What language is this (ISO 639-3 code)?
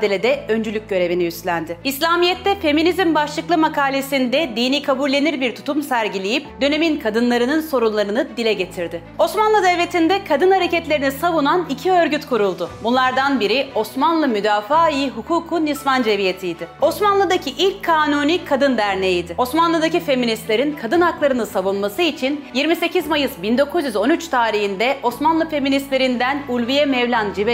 tur